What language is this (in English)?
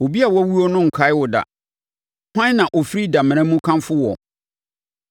Akan